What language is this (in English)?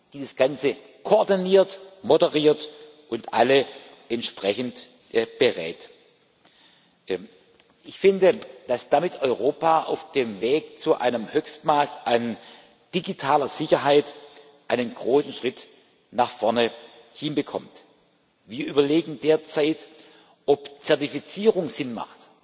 German